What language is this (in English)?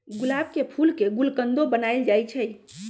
Magahi